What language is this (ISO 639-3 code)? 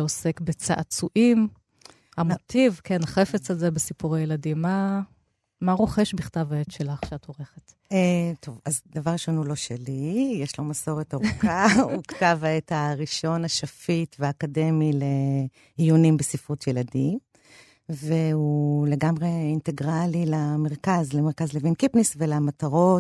heb